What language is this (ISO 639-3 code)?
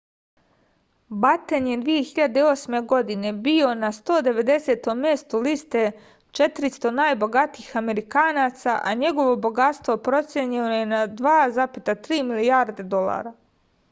srp